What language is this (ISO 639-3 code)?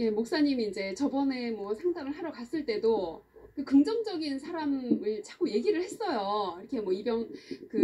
kor